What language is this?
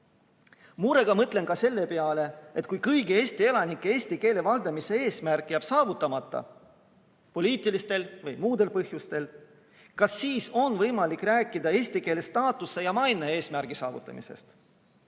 Estonian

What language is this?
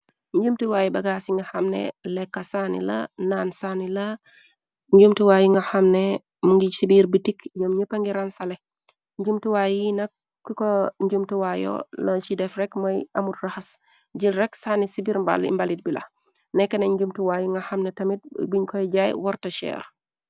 Wolof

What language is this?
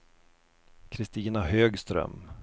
Swedish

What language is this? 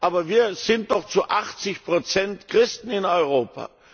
German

